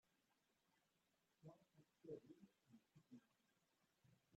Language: Kabyle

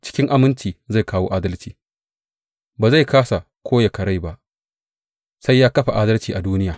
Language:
Hausa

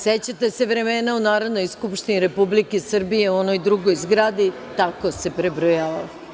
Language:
Serbian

